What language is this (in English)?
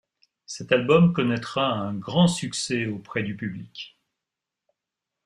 French